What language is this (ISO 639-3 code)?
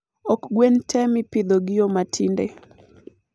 luo